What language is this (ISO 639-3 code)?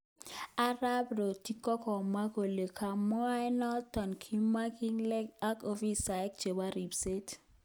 kln